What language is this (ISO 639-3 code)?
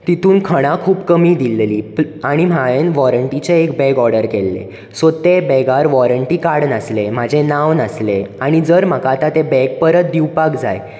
kok